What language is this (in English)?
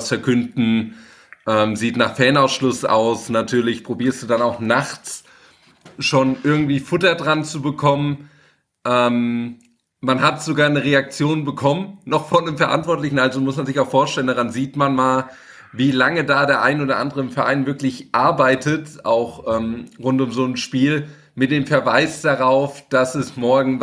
German